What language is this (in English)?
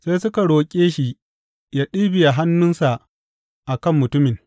Hausa